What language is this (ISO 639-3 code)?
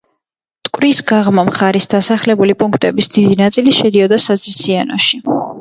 kat